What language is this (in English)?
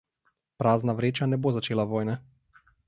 Slovenian